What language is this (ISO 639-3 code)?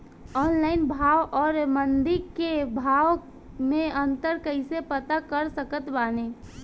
bho